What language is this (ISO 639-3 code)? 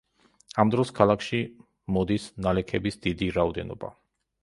kat